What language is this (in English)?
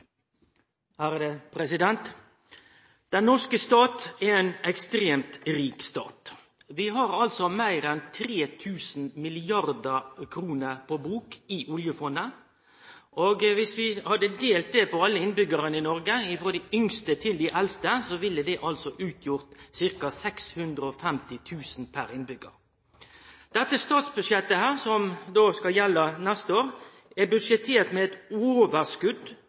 Norwegian Nynorsk